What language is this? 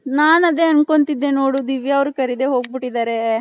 Kannada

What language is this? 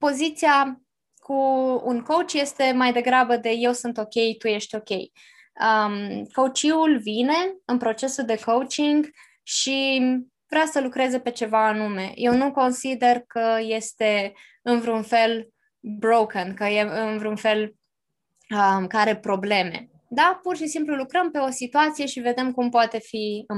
Romanian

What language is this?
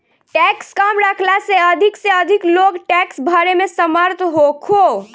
Bhojpuri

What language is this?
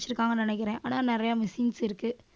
Tamil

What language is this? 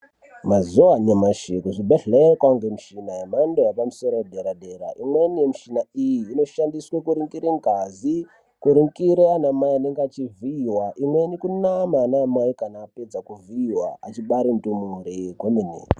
Ndau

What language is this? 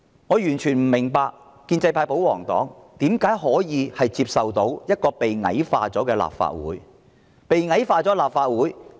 Cantonese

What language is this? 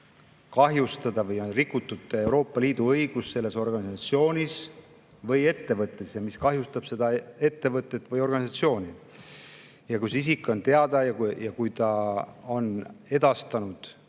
Estonian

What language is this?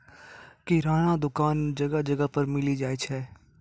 Maithili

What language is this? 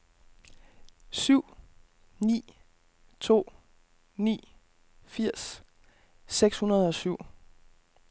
Danish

